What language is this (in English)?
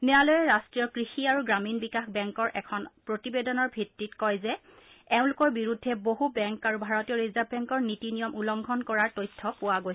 Assamese